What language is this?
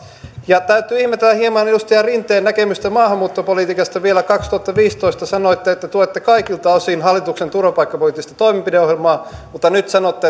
Finnish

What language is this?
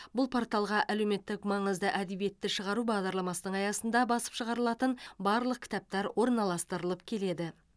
Kazakh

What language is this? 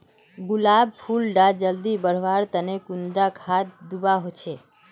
Magahi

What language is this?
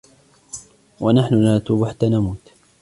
Arabic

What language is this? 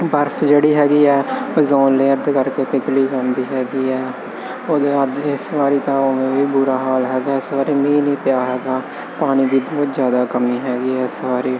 Punjabi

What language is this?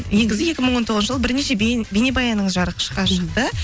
Kazakh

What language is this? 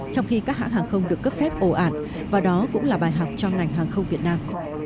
Vietnamese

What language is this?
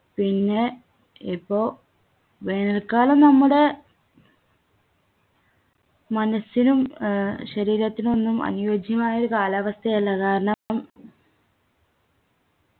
Malayalam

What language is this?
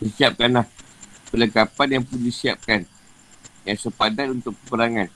Malay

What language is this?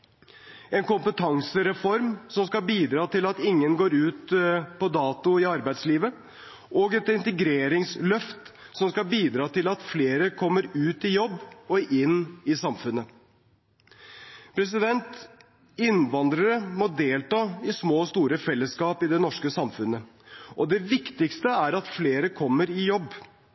Norwegian Bokmål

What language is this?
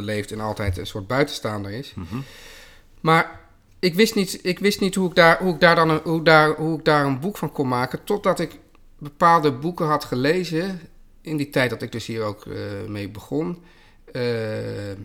Dutch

